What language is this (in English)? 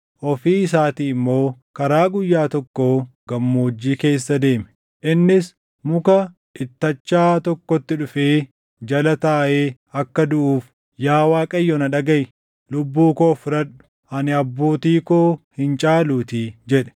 Oromo